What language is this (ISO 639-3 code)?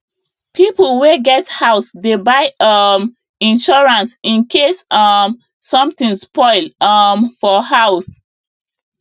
pcm